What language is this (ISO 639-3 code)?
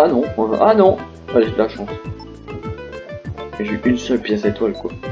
fra